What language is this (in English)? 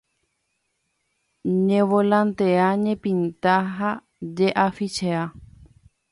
Guarani